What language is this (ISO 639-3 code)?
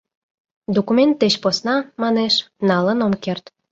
chm